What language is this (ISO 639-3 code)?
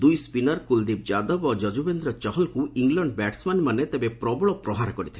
ori